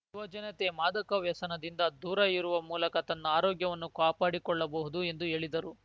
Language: Kannada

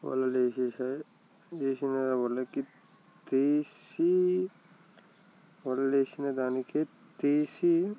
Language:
Telugu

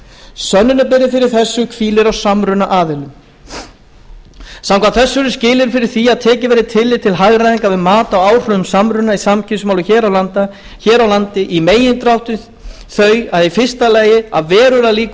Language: Icelandic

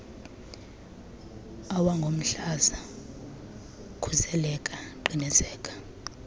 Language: Xhosa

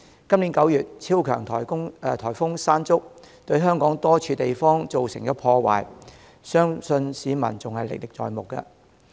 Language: Cantonese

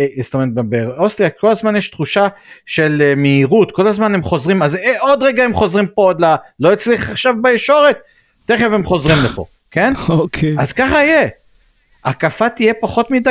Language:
Hebrew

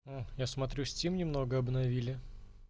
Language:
Russian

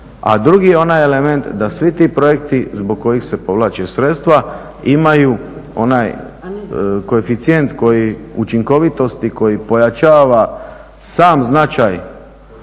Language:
Croatian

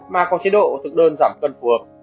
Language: Vietnamese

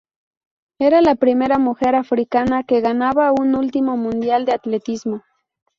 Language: Spanish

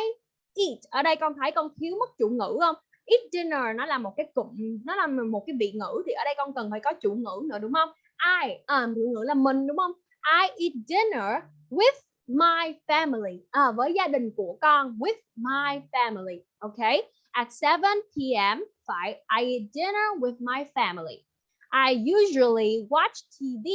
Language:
Vietnamese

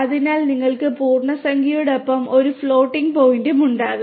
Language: Malayalam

